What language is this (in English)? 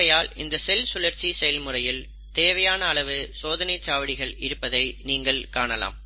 Tamil